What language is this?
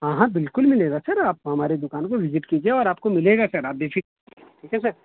Urdu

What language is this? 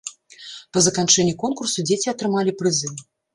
Belarusian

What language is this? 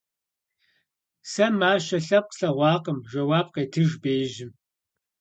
Kabardian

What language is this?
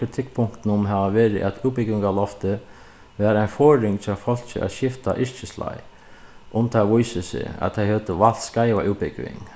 Faroese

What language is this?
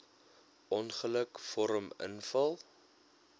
Afrikaans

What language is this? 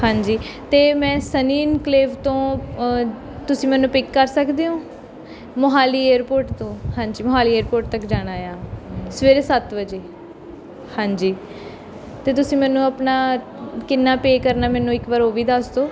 Punjabi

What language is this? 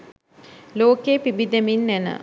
Sinhala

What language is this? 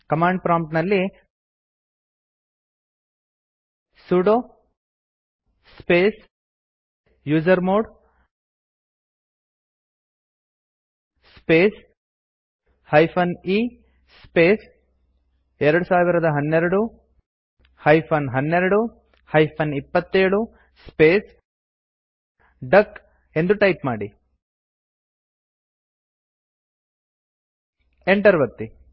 Kannada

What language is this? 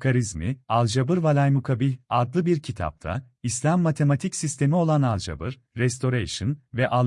Turkish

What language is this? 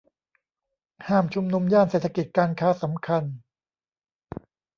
Thai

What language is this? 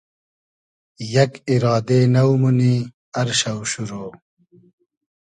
Hazaragi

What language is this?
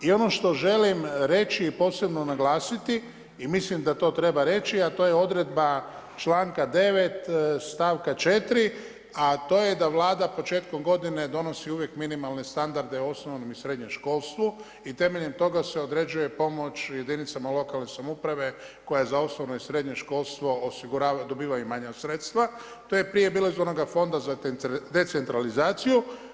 Croatian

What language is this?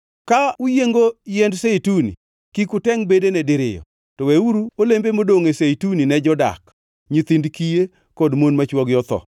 Luo (Kenya and Tanzania)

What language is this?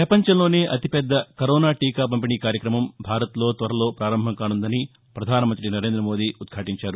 Telugu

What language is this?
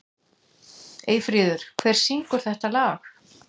Icelandic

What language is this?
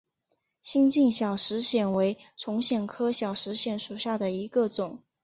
Chinese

